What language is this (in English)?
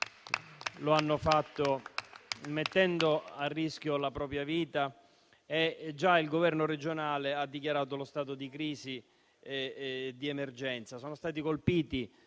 Italian